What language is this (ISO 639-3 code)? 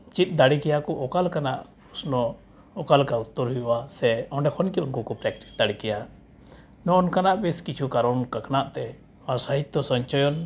sat